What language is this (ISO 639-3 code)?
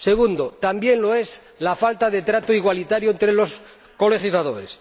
spa